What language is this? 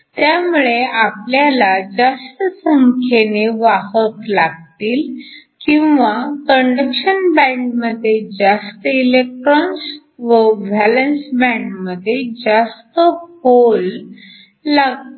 Marathi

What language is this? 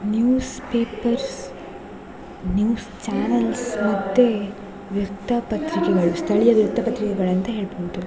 Kannada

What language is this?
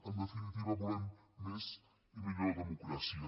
Catalan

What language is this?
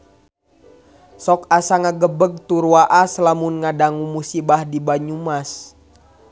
Sundanese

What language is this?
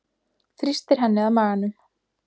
Icelandic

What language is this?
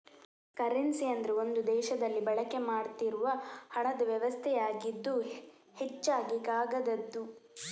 Kannada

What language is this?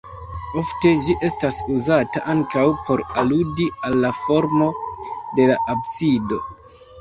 Esperanto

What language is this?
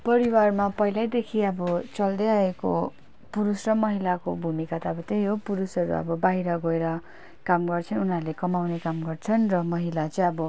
Nepali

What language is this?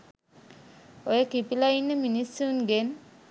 Sinhala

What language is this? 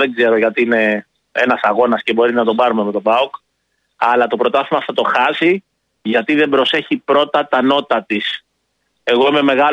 Greek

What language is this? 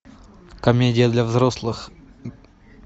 Russian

